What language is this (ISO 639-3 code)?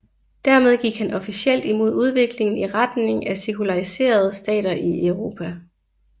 dan